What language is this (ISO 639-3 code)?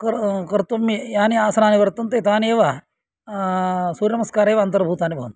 san